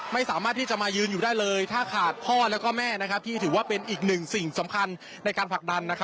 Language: Thai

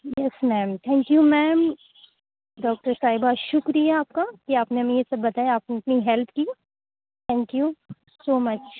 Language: Urdu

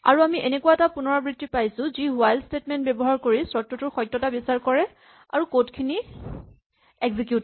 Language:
Assamese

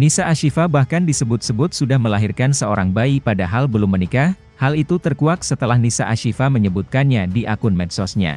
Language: Indonesian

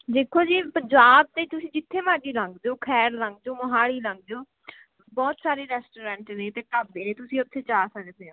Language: Punjabi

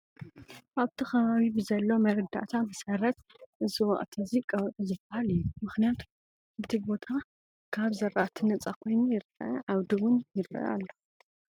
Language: Tigrinya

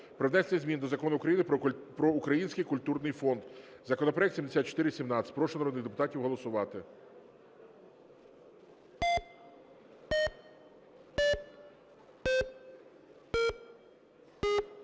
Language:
Ukrainian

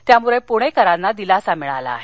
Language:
Marathi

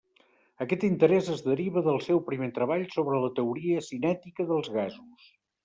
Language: Catalan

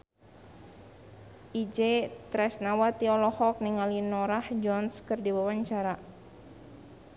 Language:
Sundanese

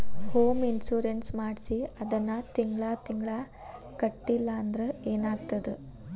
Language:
Kannada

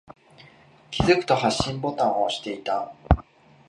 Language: Japanese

